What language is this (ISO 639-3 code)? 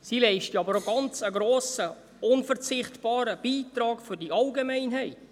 gsw